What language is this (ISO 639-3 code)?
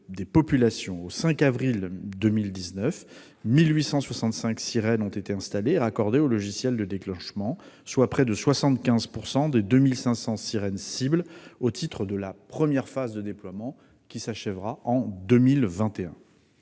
fra